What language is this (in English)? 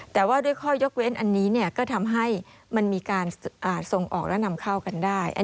Thai